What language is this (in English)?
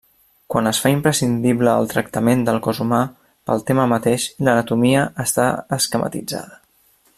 Catalan